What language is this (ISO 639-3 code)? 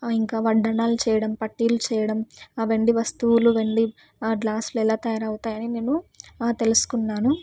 tel